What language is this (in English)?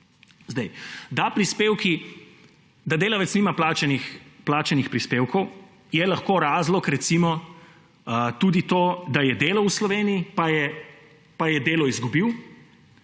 Slovenian